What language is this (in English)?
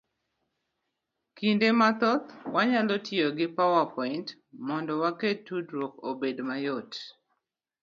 Luo (Kenya and Tanzania)